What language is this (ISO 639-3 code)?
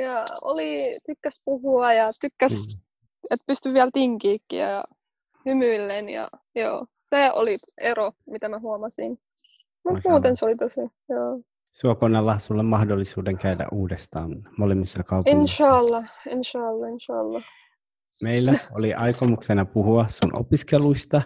fin